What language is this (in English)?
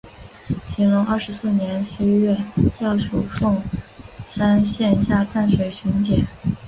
Chinese